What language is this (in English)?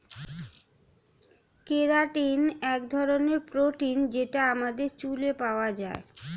Bangla